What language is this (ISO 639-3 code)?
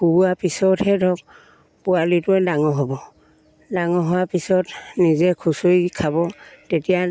asm